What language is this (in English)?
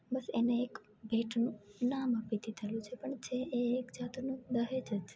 Gujarati